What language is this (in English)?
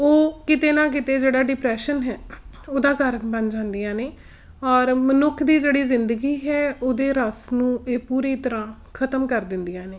Punjabi